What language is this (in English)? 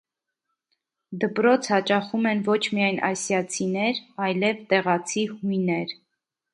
Armenian